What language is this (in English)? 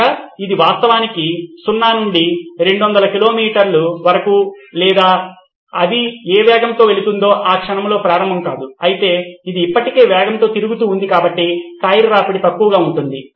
Telugu